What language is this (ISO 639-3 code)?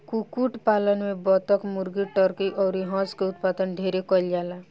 bho